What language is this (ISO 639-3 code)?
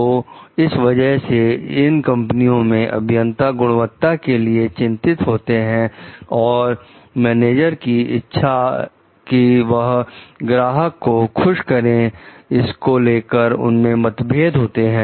hin